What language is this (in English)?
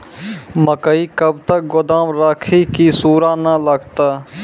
Maithili